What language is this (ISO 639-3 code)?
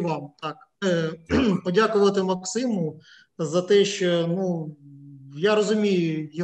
ukr